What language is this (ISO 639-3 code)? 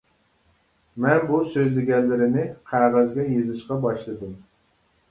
uig